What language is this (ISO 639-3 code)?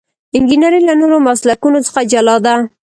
pus